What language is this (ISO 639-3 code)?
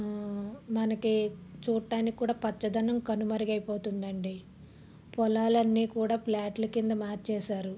tel